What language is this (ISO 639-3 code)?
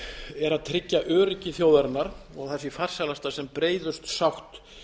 isl